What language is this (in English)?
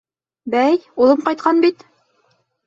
Bashkir